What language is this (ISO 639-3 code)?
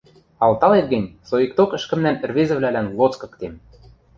mrj